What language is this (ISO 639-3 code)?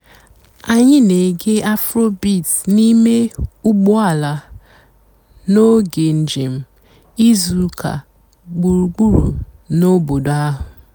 ibo